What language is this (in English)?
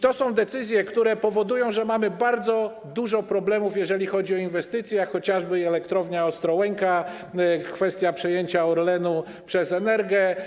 Polish